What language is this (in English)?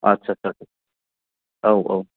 Bodo